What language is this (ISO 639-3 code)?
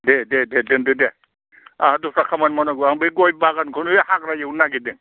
brx